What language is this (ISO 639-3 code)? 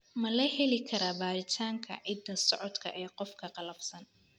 som